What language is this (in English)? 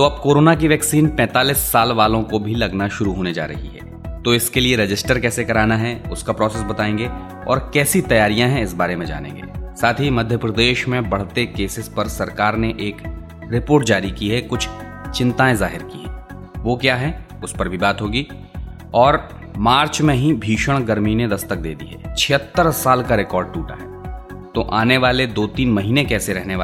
Hindi